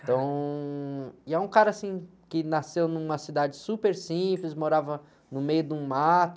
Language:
Portuguese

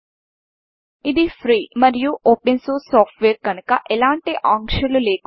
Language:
Telugu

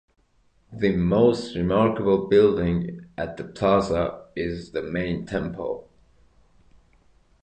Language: English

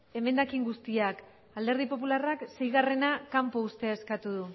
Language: Basque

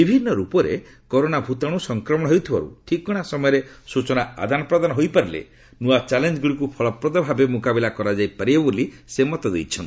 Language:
Odia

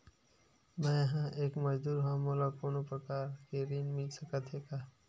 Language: Chhattisgarhi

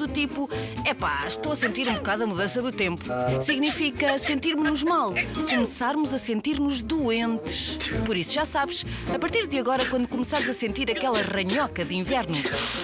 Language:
Portuguese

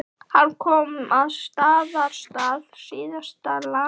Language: Icelandic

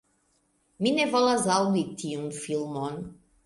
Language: Esperanto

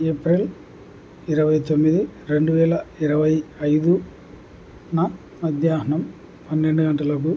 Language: Telugu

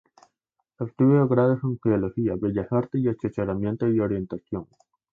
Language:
Spanish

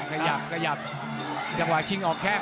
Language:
Thai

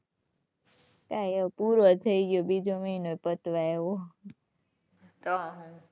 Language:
Gujarati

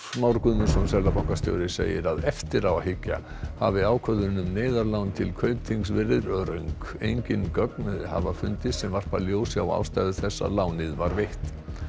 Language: Icelandic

